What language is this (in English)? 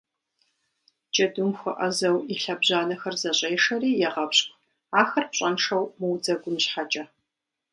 Kabardian